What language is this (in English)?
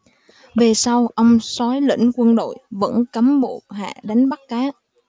Vietnamese